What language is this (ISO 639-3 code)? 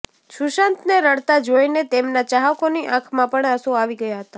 guj